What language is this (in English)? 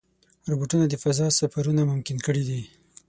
Pashto